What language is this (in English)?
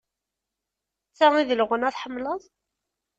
Kabyle